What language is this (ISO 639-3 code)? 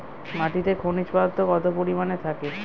ben